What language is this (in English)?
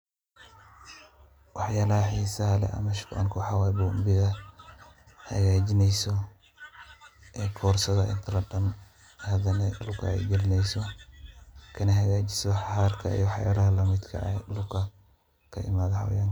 Somali